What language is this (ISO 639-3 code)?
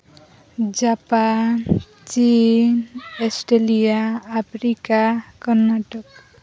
sat